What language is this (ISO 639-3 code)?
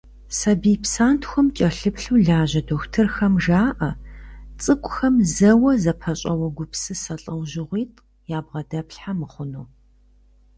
kbd